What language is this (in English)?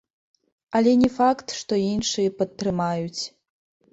Belarusian